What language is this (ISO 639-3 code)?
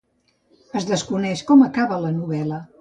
cat